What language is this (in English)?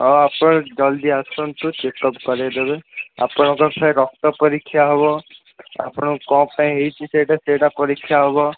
Odia